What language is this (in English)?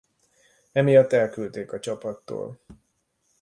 Hungarian